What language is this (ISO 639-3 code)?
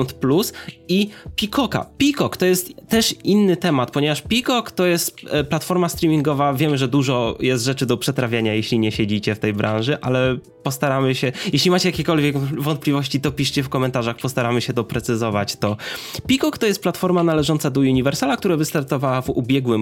pol